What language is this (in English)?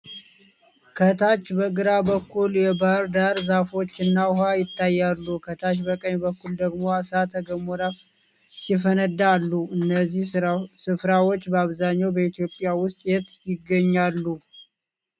Amharic